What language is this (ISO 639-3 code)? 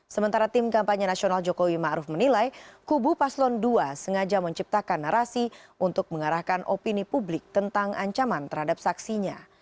ind